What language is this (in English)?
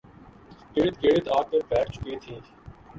Urdu